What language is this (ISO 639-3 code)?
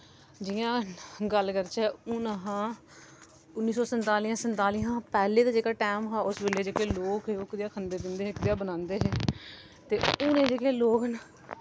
doi